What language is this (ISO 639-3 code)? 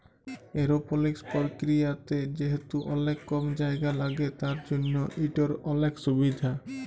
ben